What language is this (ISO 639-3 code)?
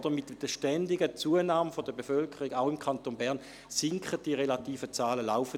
gsw